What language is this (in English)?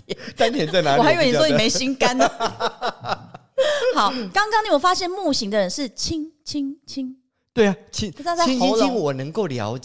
Chinese